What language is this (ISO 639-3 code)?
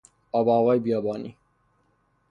fas